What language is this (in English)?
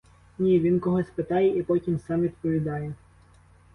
Ukrainian